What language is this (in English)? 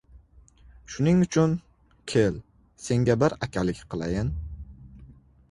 Uzbek